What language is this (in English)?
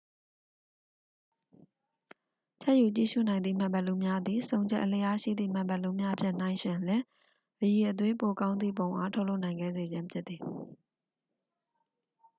Burmese